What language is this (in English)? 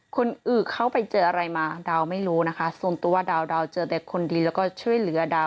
Thai